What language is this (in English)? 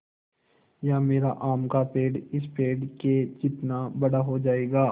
Hindi